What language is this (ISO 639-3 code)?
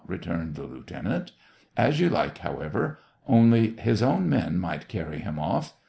eng